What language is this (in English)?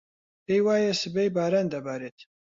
Central Kurdish